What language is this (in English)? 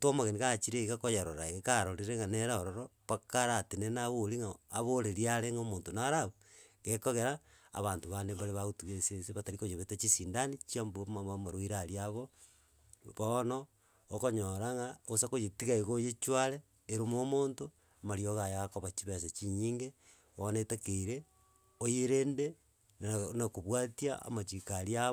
Gusii